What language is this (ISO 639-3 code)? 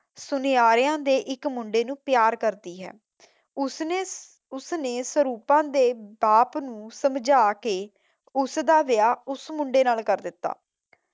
pan